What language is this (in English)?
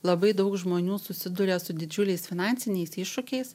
Lithuanian